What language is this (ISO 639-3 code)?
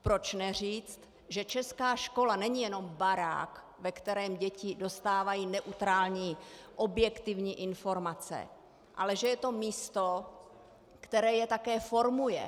ces